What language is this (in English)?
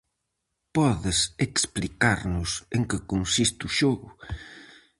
Galician